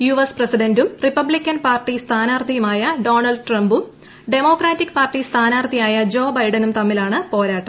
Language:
Malayalam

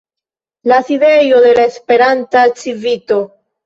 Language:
Esperanto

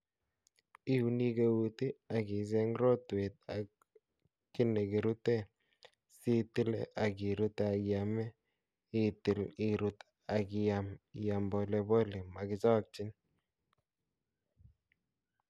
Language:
Kalenjin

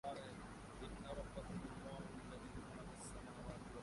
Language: Urdu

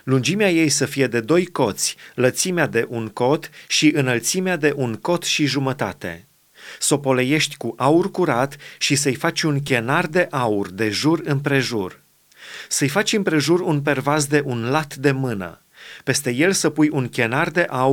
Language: Romanian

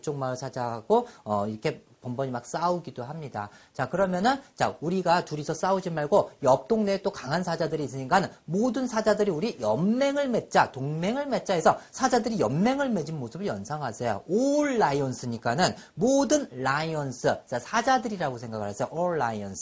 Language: Korean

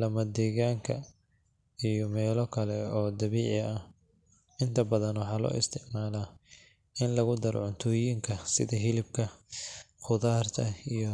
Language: Somali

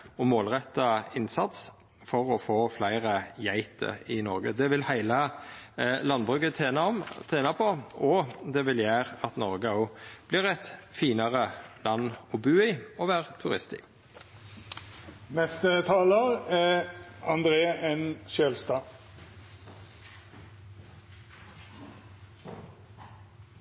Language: Norwegian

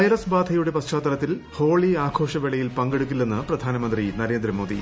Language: Malayalam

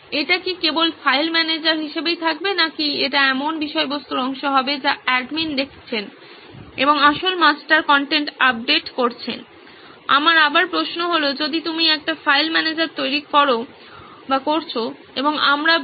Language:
Bangla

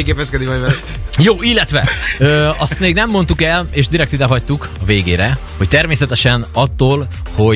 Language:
Hungarian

